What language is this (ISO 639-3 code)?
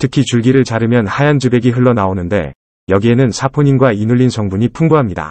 kor